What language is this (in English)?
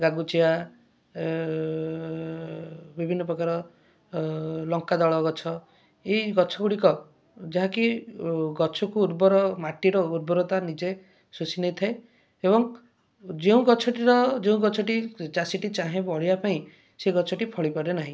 Odia